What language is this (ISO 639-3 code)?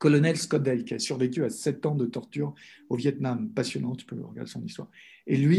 fra